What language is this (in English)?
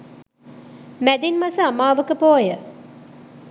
Sinhala